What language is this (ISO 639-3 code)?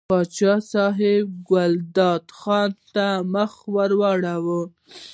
pus